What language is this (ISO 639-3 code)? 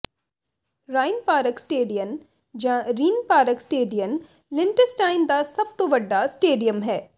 pan